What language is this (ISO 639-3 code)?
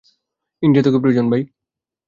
ben